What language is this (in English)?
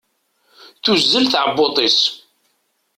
Kabyle